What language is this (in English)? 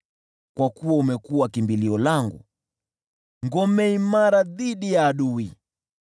Swahili